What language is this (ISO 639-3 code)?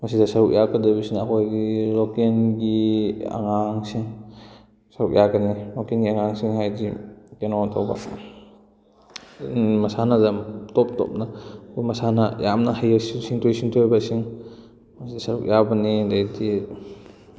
mni